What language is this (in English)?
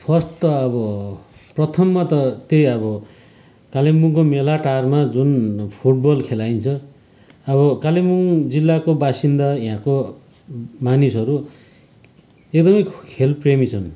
Nepali